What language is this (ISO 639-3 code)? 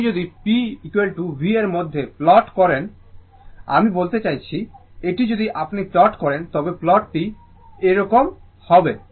ben